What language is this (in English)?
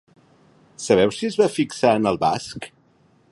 Catalan